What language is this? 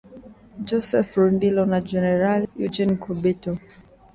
Swahili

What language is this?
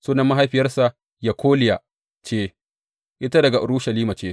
Hausa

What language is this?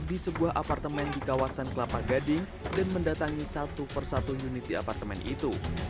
Indonesian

